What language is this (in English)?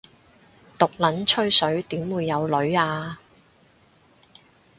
Cantonese